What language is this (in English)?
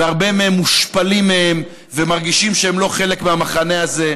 Hebrew